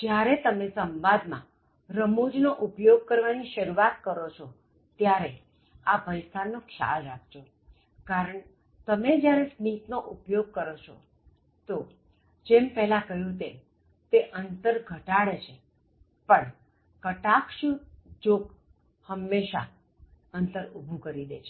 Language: Gujarati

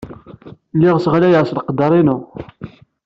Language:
Kabyle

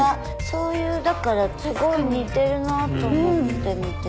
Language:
Japanese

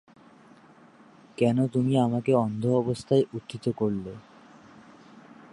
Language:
Bangla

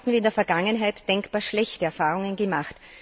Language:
German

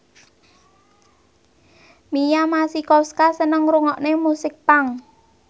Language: Javanese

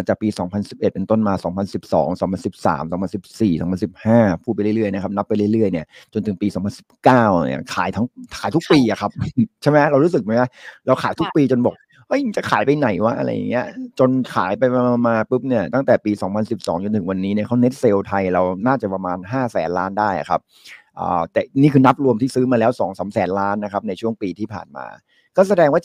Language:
Thai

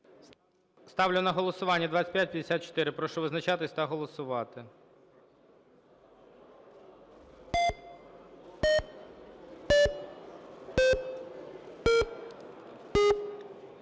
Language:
Ukrainian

